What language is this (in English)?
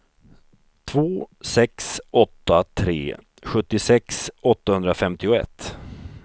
Swedish